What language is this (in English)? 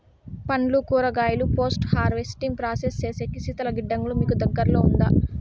Telugu